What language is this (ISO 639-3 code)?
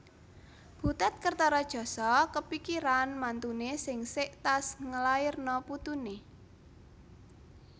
jav